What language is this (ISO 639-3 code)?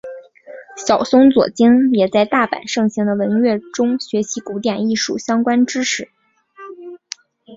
zho